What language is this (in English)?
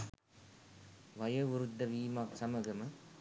Sinhala